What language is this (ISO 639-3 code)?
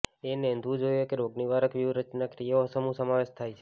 guj